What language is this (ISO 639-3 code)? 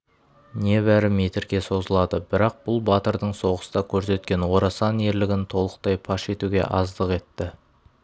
kaz